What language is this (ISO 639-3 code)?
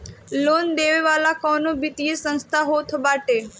bho